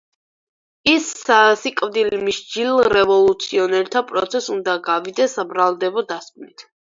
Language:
Georgian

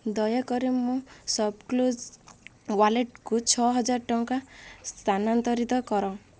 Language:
Odia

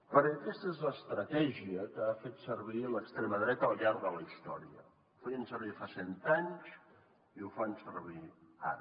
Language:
Catalan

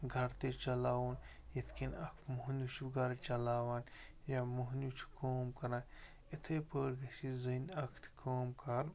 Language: Kashmiri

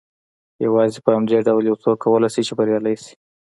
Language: Pashto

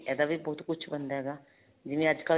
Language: Punjabi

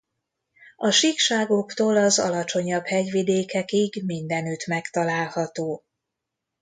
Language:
Hungarian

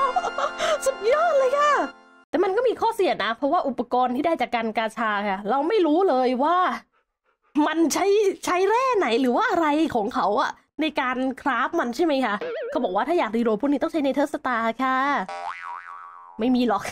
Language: Thai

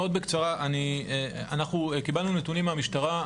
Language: Hebrew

